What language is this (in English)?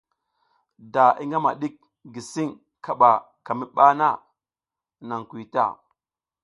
South Giziga